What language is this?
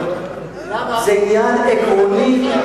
Hebrew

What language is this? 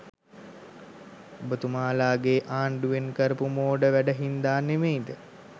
Sinhala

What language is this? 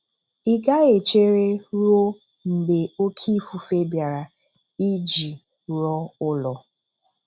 Igbo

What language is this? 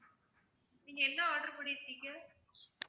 Tamil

